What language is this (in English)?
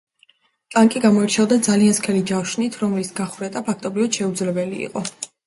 Georgian